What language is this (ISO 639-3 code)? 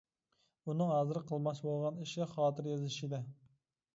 uig